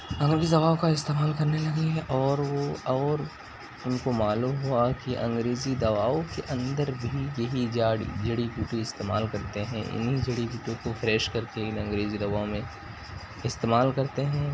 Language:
Urdu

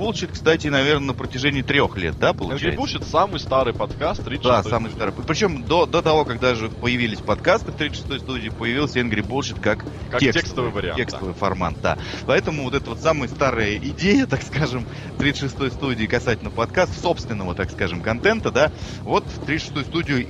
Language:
Russian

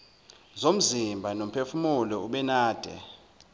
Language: Zulu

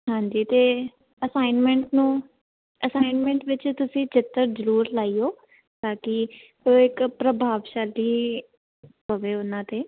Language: Punjabi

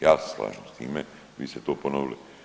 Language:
Croatian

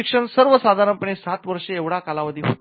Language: Marathi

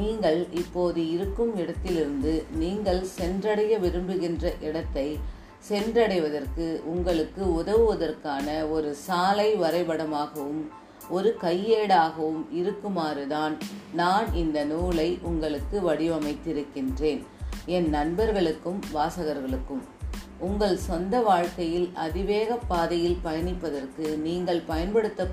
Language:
Tamil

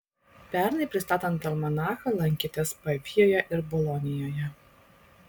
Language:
Lithuanian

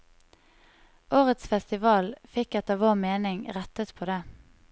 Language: Norwegian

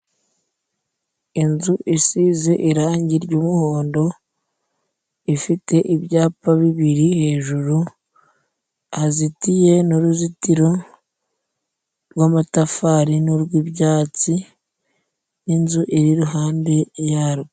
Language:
Kinyarwanda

